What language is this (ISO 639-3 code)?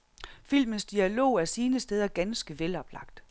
dan